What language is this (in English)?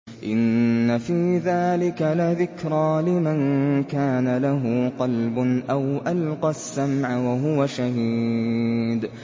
Arabic